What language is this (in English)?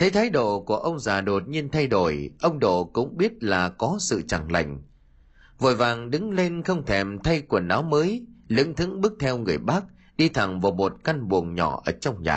Vietnamese